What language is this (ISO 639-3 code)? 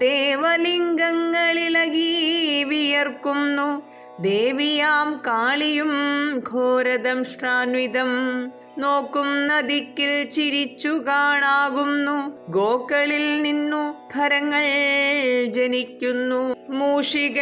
mal